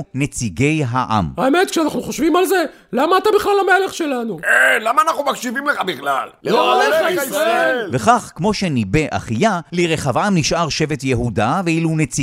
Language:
Hebrew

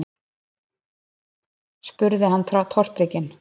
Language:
Icelandic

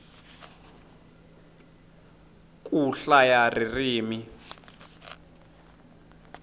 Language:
Tsonga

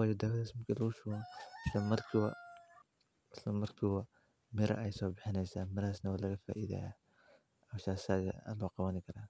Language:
Somali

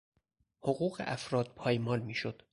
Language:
Persian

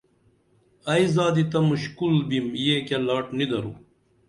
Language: Dameli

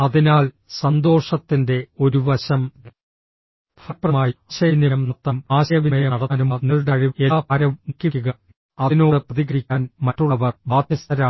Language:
Malayalam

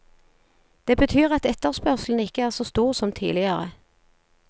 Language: Norwegian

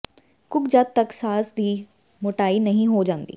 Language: Punjabi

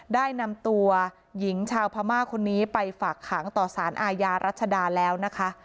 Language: Thai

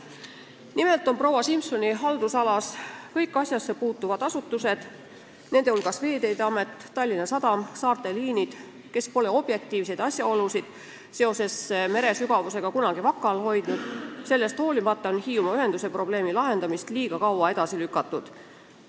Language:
Estonian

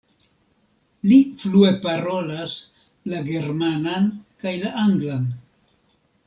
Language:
Esperanto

